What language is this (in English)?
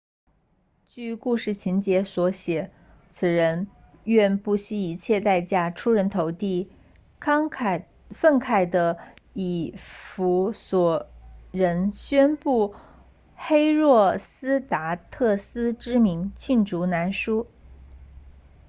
Chinese